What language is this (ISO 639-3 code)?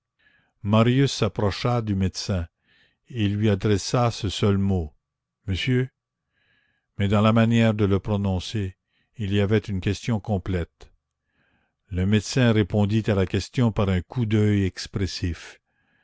fra